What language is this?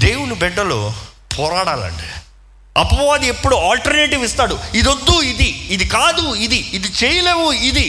Telugu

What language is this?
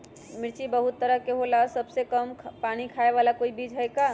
Magahi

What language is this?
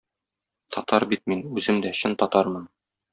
Tatar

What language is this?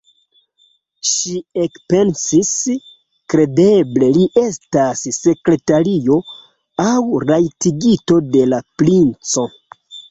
Esperanto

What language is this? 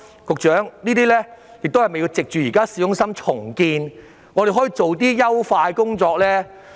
Cantonese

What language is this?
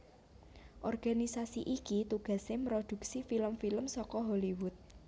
Javanese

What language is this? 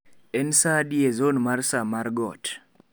Luo (Kenya and Tanzania)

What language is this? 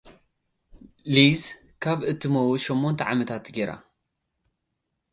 Tigrinya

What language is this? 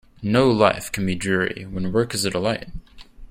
English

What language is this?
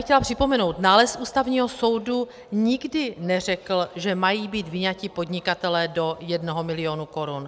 Czech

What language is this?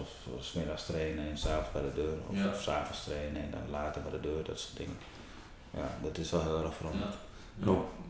Dutch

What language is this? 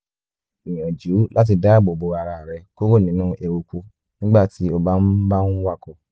Yoruba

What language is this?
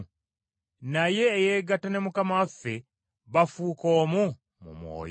Ganda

